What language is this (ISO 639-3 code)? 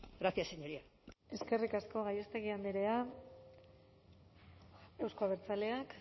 eus